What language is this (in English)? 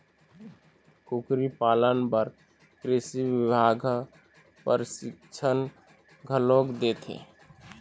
Chhattisgarhi